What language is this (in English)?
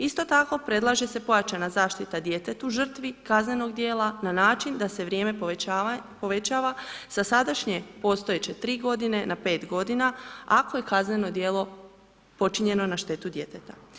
Croatian